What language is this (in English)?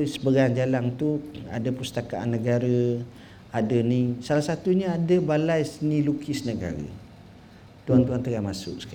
Malay